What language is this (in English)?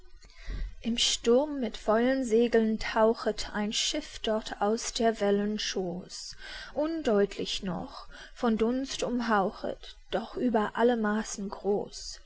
German